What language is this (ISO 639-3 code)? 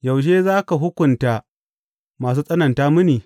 hau